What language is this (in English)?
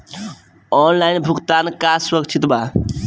Bhojpuri